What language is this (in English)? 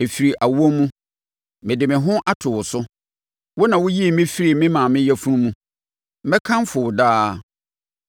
Akan